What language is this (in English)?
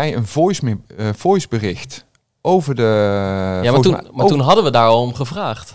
Dutch